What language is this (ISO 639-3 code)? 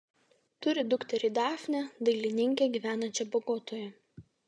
lit